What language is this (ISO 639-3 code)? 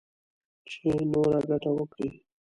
pus